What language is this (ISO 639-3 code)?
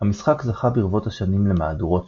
heb